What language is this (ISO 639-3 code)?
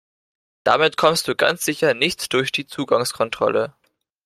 deu